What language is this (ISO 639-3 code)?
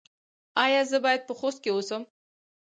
pus